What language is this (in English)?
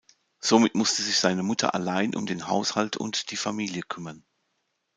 German